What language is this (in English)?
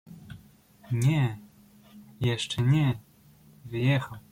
Polish